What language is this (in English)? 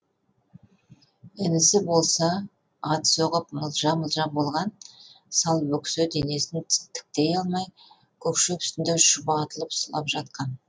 Kazakh